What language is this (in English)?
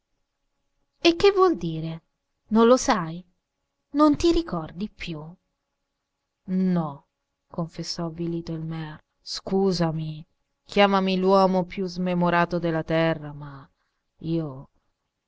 Italian